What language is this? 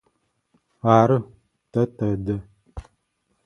Adyghe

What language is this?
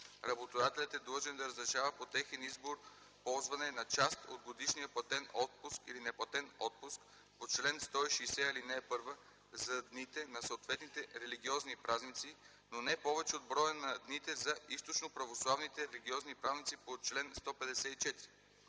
Bulgarian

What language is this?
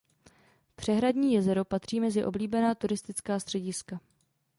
Czech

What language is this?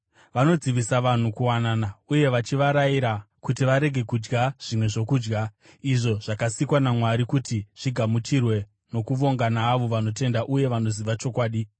Shona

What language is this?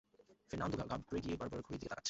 Bangla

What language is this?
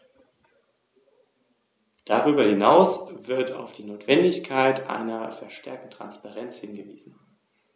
German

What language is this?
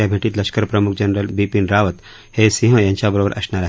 Marathi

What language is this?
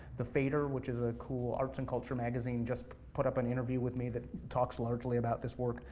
English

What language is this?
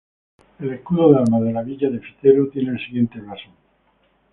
Spanish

